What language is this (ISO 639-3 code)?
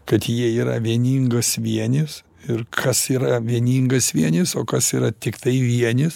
lit